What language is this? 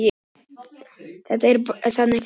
Icelandic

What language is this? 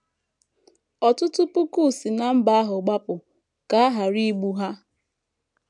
Igbo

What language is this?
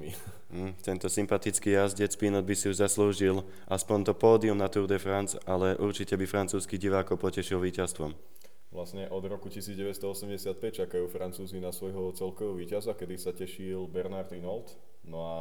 Slovak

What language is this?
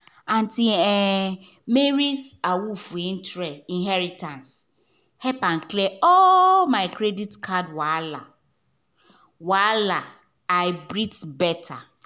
Nigerian Pidgin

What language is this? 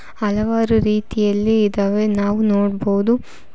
Kannada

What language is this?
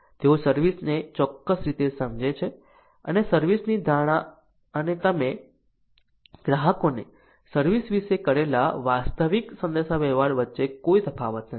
Gujarati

